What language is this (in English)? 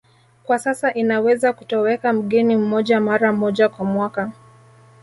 Swahili